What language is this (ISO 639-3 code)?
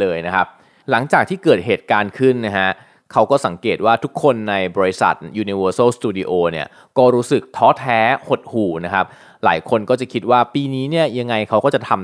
tha